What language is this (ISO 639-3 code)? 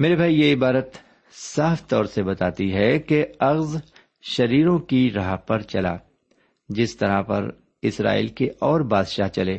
urd